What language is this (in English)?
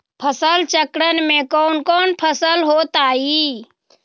Magahi